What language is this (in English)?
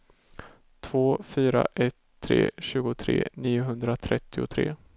Swedish